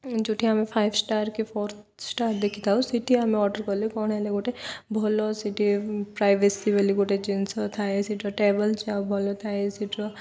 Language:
Odia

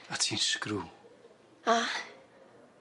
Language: Welsh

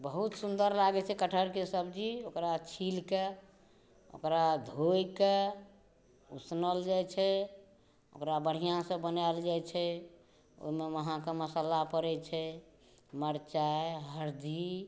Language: Maithili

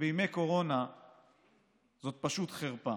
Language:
Hebrew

